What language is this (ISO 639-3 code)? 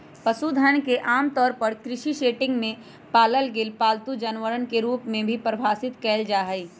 mag